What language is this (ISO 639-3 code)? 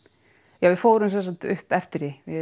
isl